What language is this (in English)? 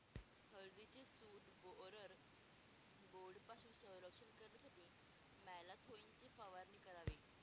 Marathi